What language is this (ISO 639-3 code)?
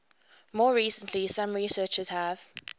eng